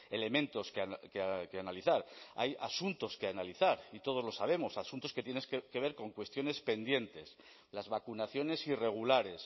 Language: Spanish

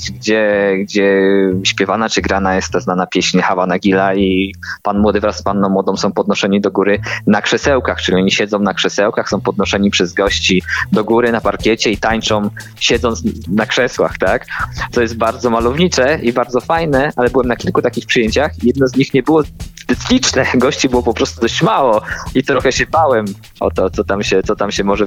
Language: Polish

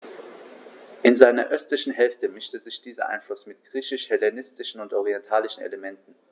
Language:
German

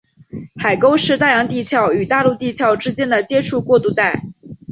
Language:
Chinese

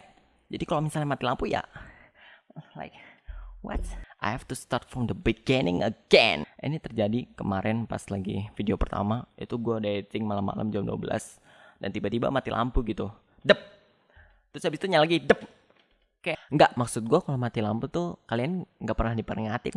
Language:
Indonesian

